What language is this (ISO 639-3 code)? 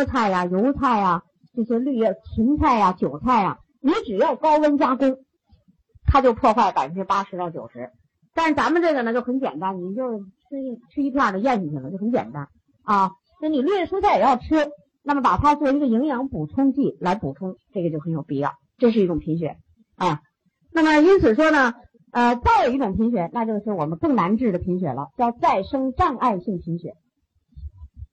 zho